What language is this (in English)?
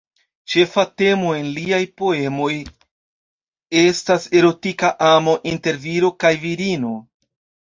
Esperanto